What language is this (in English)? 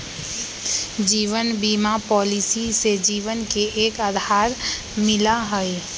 Magahi